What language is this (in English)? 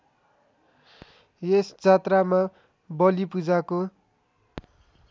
Nepali